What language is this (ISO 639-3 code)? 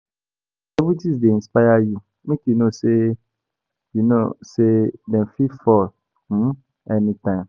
pcm